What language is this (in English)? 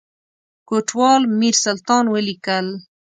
Pashto